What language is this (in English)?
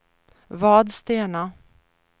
Swedish